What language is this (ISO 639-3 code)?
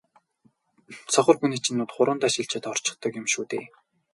mon